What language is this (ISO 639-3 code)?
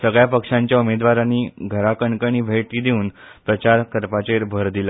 kok